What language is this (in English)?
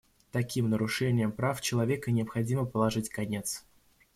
Russian